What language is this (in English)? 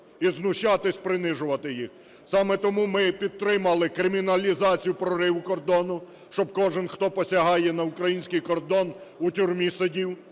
Ukrainian